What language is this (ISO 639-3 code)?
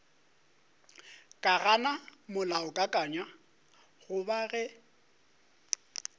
nso